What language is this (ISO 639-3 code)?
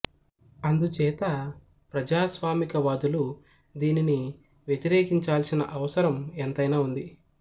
tel